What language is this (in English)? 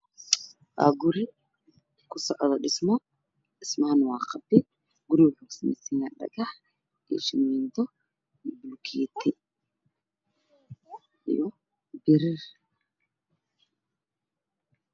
Somali